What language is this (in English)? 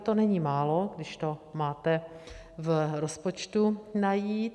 Czech